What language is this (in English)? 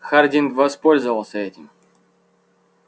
Russian